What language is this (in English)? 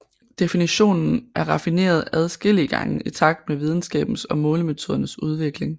Danish